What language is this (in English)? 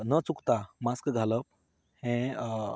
Konkani